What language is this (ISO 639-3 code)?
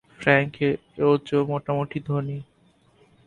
ben